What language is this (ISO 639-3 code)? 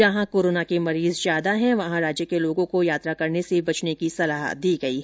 hin